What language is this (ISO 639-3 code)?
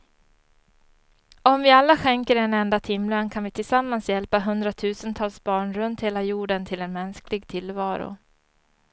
swe